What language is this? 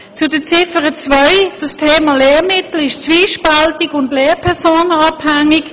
Swiss German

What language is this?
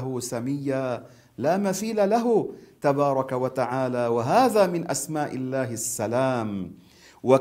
Arabic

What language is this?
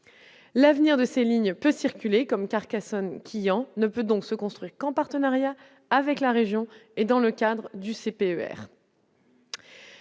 French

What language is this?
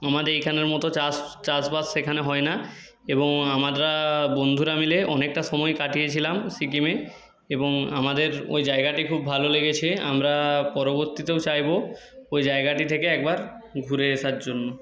Bangla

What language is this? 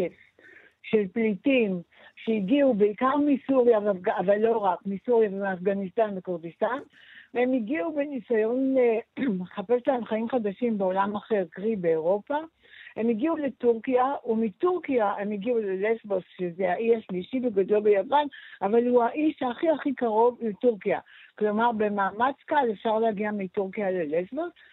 Hebrew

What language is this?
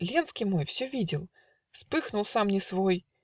Russian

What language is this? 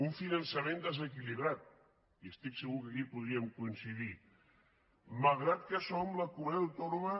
Catalan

